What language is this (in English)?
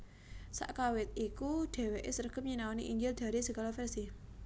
Javanese